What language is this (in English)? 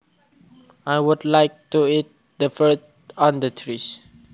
Javanese